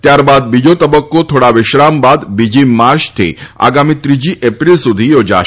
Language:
Gujarati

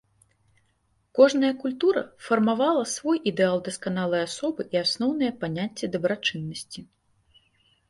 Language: Belarusian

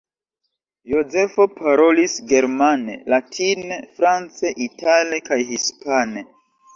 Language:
Esperanto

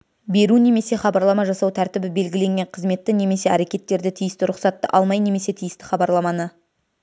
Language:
Kazakh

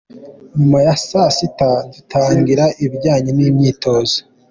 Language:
Kinyarwanda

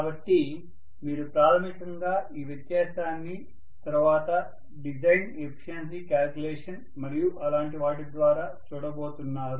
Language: Telugu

